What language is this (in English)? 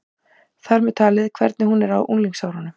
Icelandic